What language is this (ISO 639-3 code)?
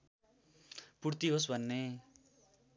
nep